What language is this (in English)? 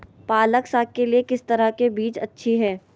Magahi